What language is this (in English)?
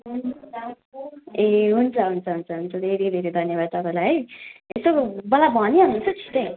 Nepali